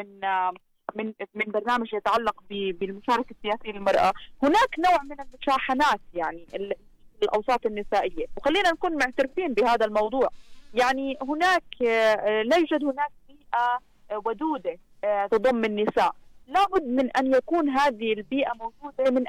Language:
Arabic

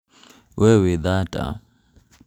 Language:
Kikuyu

